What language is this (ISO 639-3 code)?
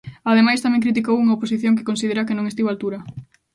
glg